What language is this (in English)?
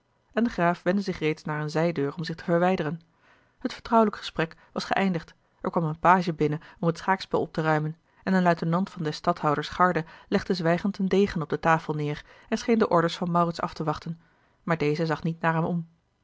Dutch